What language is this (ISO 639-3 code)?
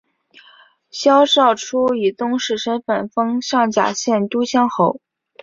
zho